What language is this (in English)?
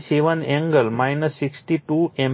Gujarati